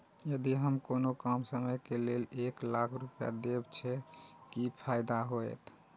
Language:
Maithili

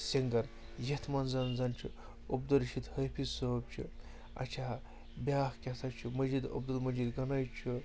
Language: Kashmiri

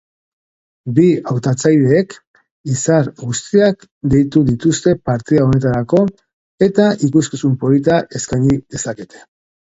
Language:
Basque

